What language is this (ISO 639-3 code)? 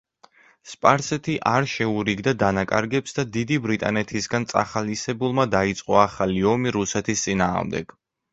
kat